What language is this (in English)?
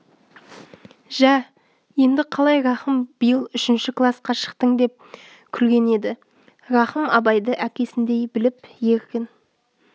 Kazakh